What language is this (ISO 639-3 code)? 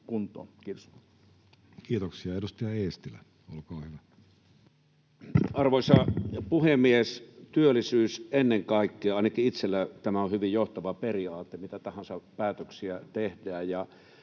fin